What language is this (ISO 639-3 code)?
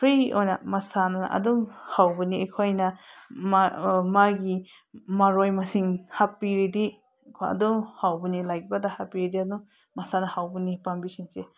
mni